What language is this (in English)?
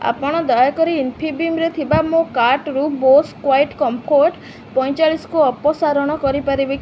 Odia